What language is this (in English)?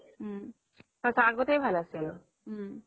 Assamese